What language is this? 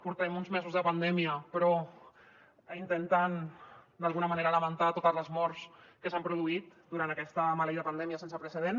Catalan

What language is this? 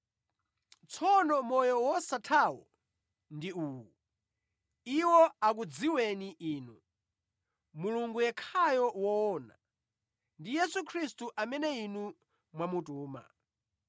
Nyanja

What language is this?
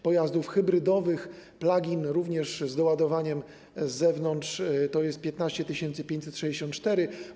Polish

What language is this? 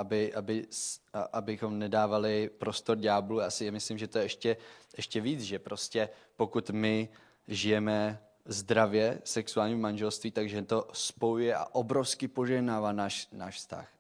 Czech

